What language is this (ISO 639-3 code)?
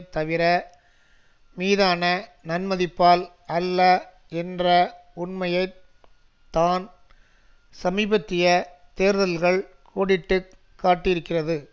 tam